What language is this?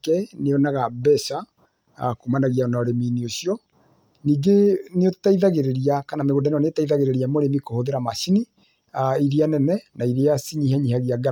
Kikuyu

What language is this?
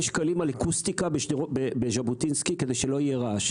Hebrew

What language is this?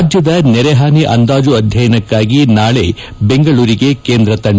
Kannada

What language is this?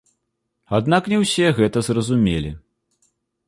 Belarusian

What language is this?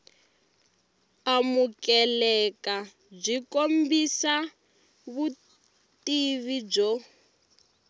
Tsonga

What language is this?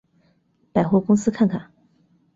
Chinese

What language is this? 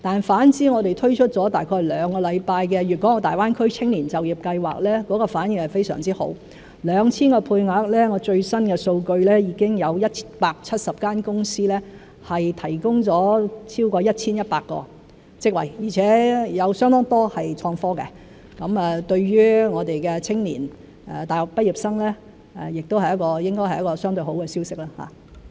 Cantonese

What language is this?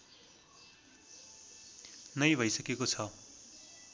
Nepali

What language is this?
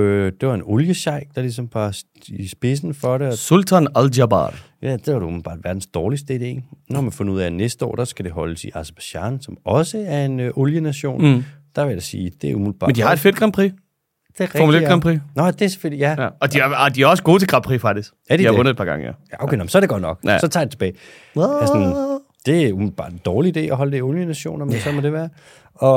Danish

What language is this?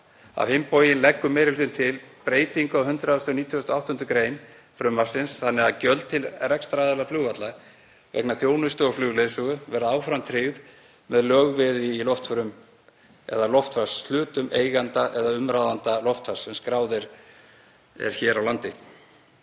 Icelandic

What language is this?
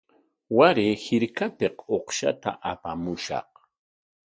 Corongo Ancash Quechua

